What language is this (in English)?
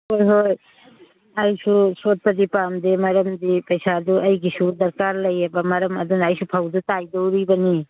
Manipuri